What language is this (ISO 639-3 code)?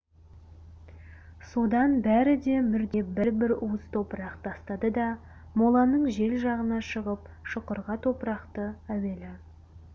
kaz